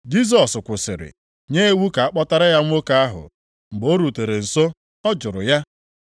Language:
Igbo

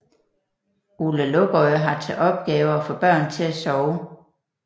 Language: Danish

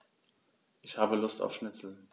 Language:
German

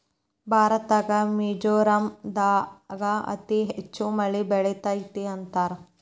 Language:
Kannada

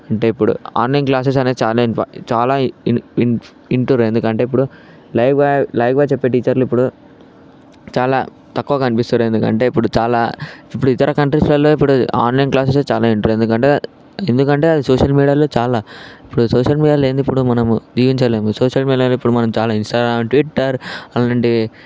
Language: Telugu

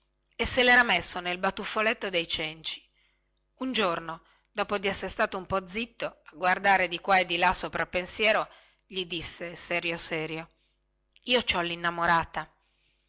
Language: Italian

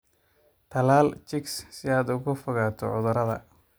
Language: Somali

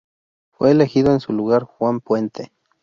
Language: Spanish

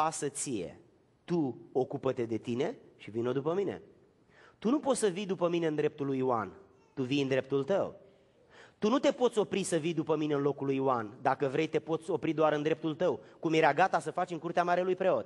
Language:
Romanian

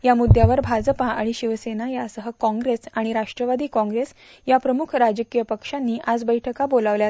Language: Marathi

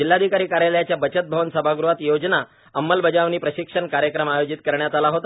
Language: Marathi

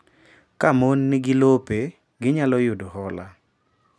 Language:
Luo (Kenya and Tanzania)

